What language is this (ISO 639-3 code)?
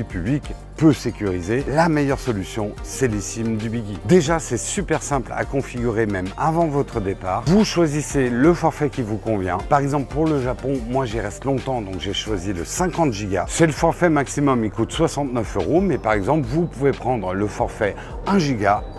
fra